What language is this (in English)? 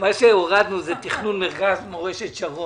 Hebrew